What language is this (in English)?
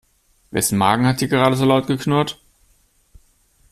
German